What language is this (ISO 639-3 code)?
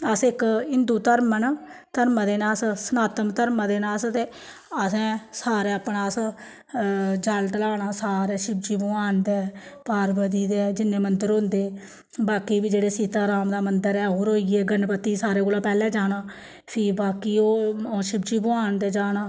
doi